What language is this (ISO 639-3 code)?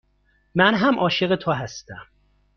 fas